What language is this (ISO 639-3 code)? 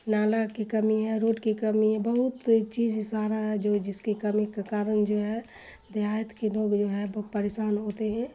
urd